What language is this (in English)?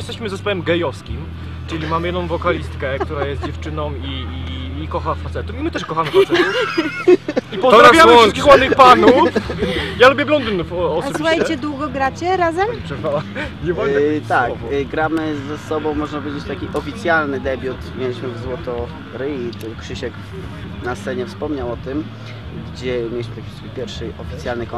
Polish